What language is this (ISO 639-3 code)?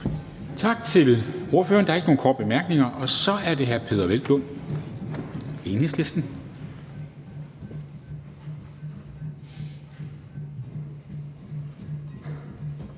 dan